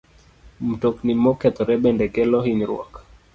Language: Luo (Kenya and Tanzania)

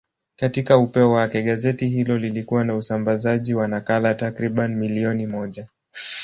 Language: Swahili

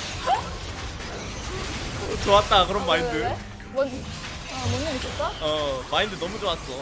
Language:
Korean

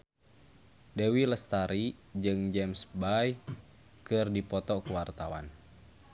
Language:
Sundanese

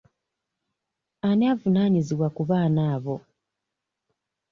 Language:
Ganda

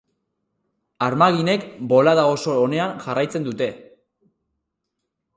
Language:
Basque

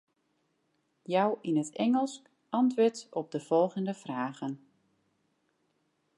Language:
Western Frisian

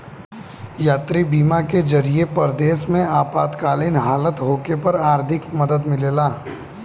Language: Bhojpuri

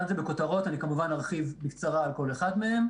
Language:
Hebrew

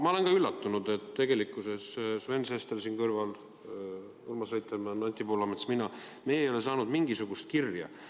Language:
Estonian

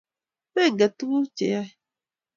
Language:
Kalenjin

